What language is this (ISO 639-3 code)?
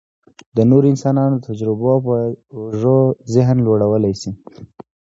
pus